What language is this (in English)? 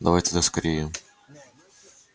Russian